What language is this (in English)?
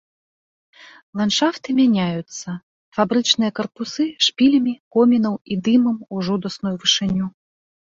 Belarusian